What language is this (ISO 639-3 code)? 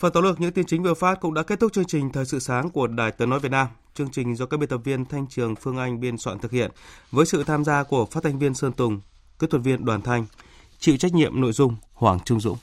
vie